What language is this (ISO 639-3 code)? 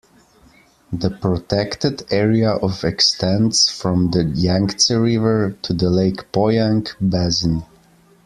eng